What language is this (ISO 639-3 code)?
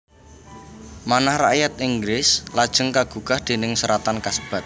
jav